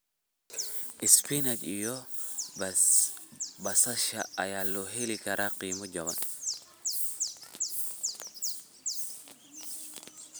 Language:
Somali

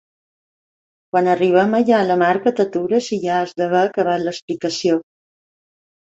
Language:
Catalan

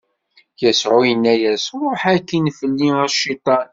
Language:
Kabyle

